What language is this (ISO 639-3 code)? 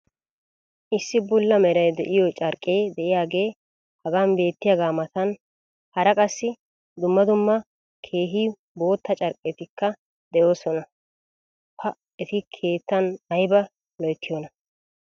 wal